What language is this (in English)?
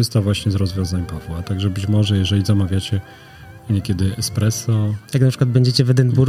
Polish